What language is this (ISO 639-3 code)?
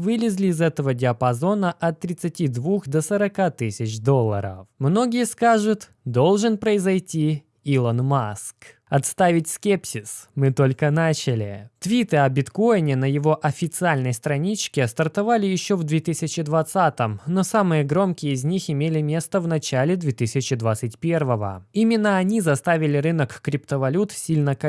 rus